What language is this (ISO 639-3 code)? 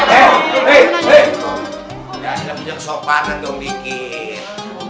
ind